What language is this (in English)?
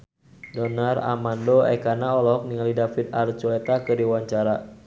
Sundanese